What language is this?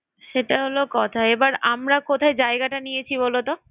Bangla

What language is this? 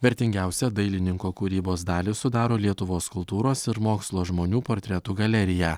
Lithuanian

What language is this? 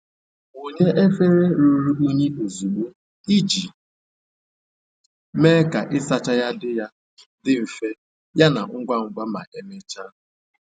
Igbo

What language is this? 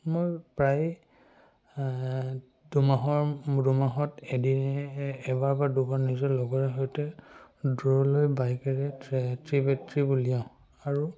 Assamese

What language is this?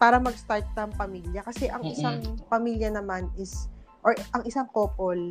Filipino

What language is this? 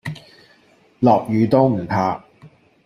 Cantonese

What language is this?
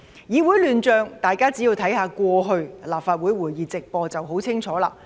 Cantonese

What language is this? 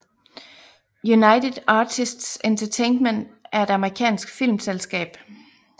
Danish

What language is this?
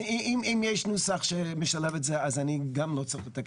Hebrew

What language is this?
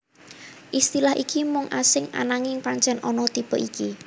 Javanese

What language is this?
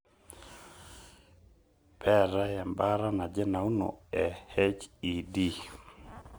Masai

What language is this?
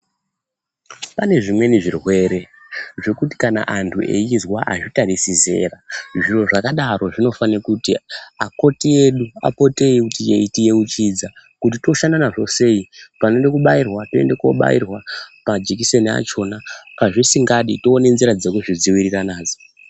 Ndau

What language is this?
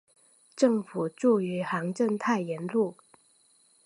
Chinese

